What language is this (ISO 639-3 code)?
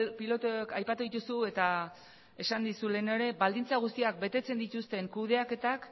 eus